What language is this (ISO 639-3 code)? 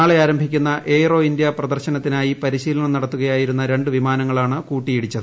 mal